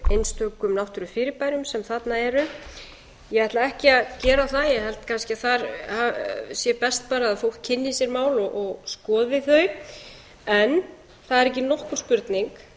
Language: Icelandic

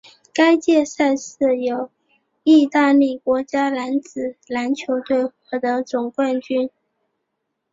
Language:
Chinese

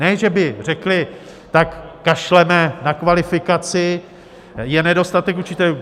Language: Czech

